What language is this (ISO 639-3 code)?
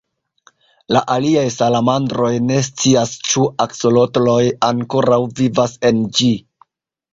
epo